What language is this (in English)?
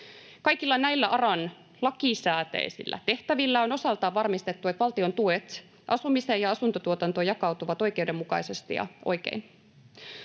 Finnish